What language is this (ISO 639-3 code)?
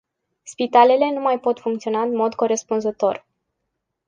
ron